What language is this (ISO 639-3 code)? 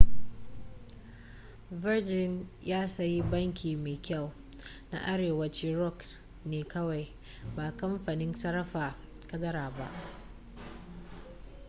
hau